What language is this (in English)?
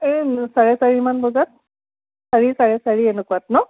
Assamese